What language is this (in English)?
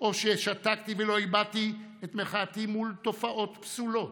Hebrew